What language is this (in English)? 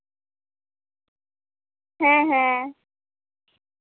Santali